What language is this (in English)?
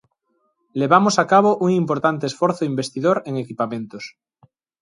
Galician